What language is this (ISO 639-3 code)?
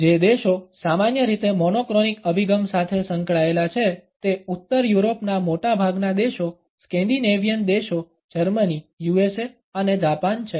guj